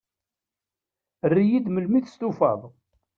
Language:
Kabyle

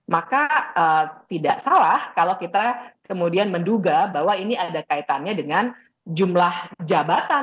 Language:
Indonesian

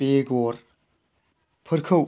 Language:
Bodo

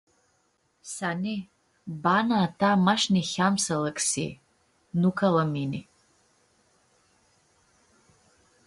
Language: Aromanian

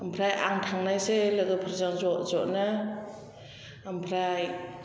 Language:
Bodo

